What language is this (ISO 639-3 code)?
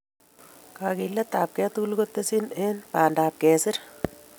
kln